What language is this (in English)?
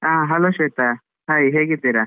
Kannada